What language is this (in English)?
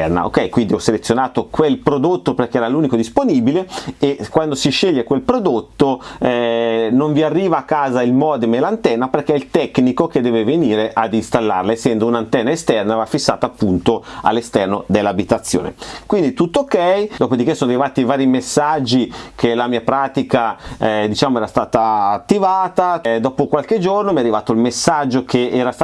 Italian